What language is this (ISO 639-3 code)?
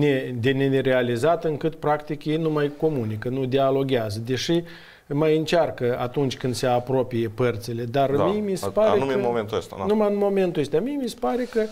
ron